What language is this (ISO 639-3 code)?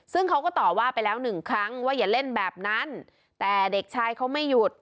tha